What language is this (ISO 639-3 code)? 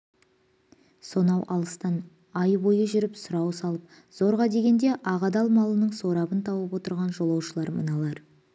kaz